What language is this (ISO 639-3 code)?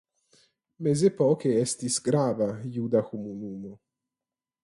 epo